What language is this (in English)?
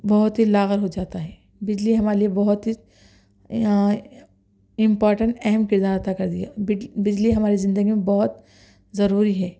Urdu